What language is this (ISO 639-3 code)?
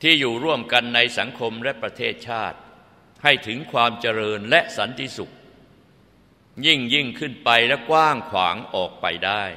tha